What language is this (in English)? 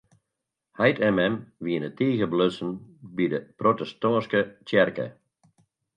Western Frisian